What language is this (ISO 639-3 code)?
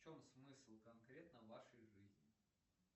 rus